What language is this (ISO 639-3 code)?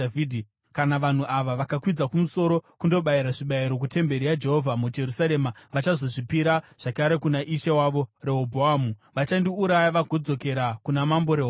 sna